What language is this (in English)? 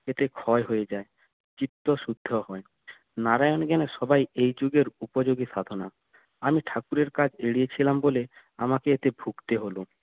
Bangla